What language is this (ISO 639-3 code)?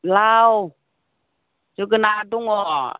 brx